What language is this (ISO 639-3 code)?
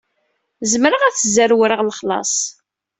kab